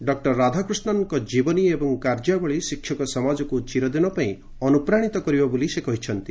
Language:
Odia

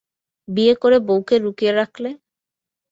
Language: Bangla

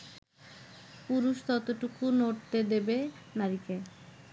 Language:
Bangla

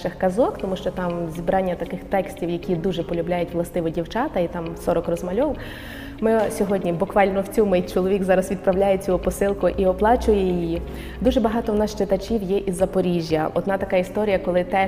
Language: Ukrainian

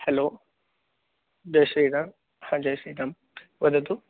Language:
Sanskrit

